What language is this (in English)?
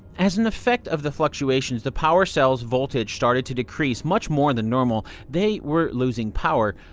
English